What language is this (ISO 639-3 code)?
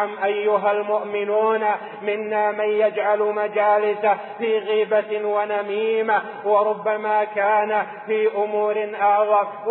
ara